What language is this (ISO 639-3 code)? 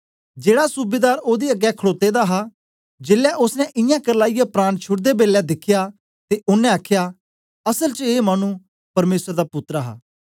doi